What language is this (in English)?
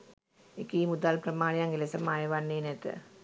Sinhala